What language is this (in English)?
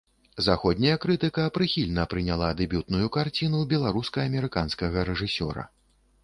Belarusian